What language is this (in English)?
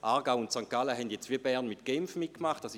Swiss German